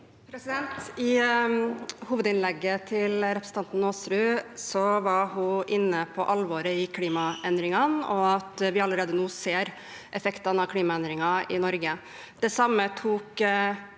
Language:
Norwegian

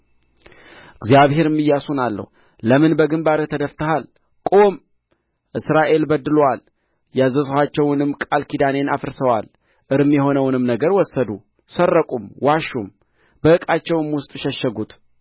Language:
Amharic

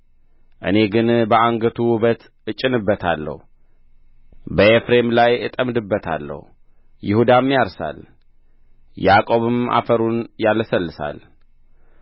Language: Amharic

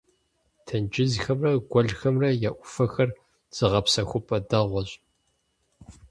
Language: Kabardian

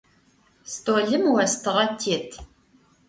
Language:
Adyghe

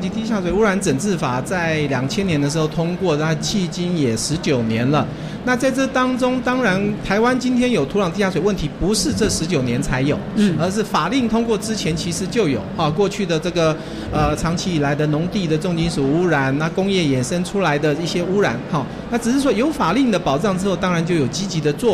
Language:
Chinese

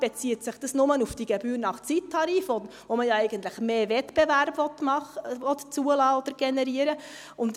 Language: Swiss German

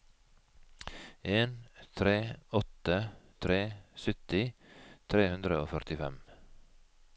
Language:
Norwegian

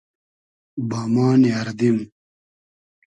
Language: Hazaragi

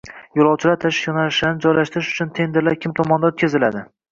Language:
Uzbek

